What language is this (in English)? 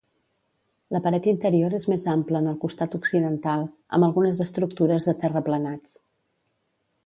Catalan